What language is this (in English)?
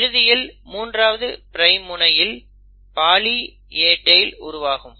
Tamil